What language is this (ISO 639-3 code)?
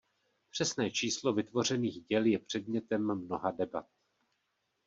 ces